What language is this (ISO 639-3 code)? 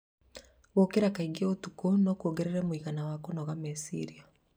kik